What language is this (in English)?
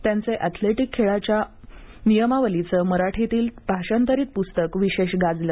Marathi